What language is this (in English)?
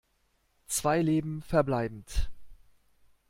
German